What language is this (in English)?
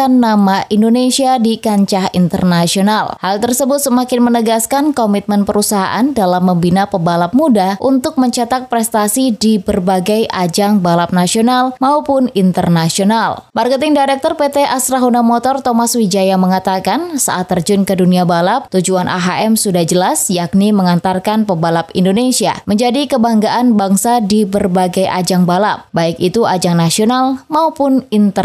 Indonesian